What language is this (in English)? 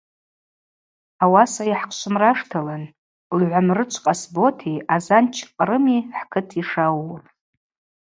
Abaza